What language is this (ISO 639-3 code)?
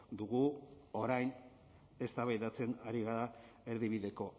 eus